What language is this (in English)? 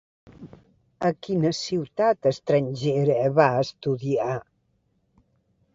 Catalan